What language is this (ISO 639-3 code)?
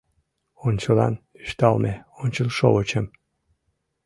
chm